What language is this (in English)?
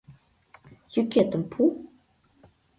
Mari